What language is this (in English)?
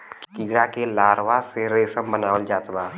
Bhojpuri